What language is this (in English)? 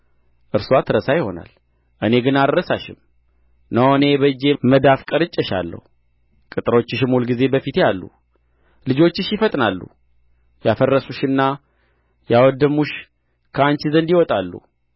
Amharic